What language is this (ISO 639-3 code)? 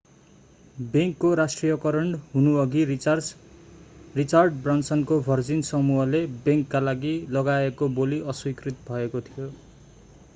nep